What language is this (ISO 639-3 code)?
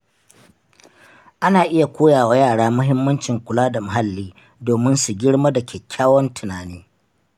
hau